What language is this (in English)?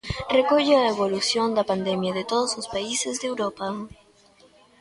Galician